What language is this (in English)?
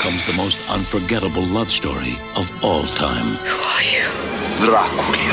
Persian